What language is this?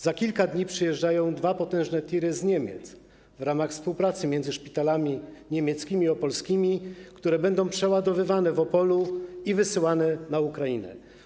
Polish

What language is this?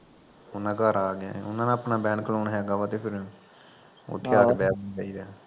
Punjabi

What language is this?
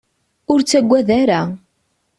Kabyle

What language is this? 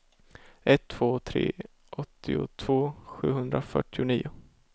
Swedish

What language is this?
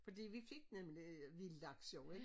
Danish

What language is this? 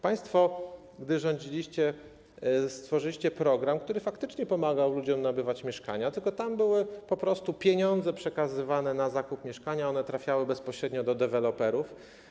Polish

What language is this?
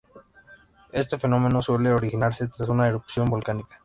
Spanish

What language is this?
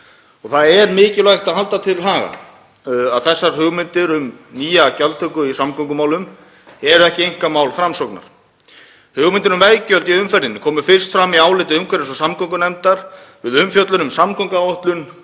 Icelandic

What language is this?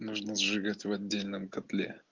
Russian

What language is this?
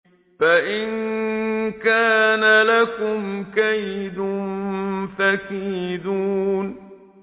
Arabic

